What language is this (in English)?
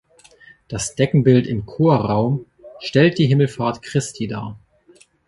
German